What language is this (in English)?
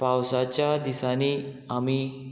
Konkani